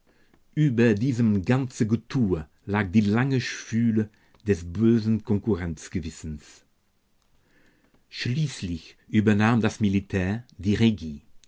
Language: German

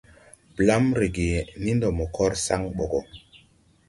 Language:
Tupuri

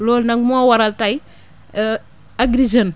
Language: Wolof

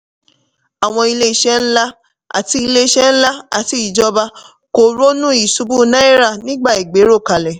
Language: Yoruba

